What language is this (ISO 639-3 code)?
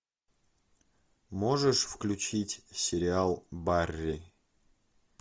rus